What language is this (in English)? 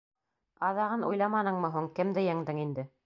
Bashkir